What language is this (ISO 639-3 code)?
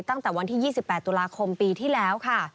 tha